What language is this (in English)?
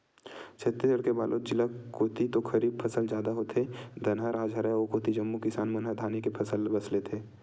Chhattisgarhi